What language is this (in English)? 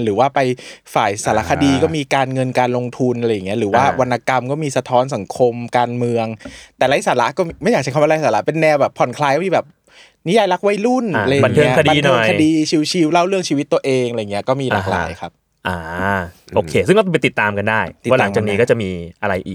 Thai